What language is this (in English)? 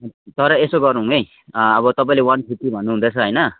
Nepali